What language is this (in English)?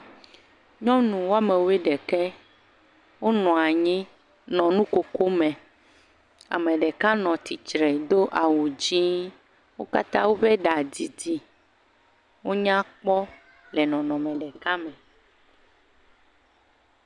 Ewe